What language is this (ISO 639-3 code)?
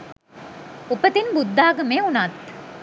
sin